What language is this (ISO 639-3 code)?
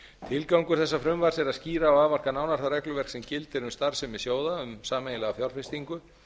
isl